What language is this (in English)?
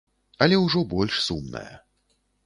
Belarusian